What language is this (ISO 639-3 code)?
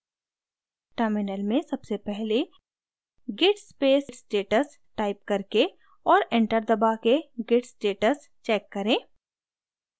hin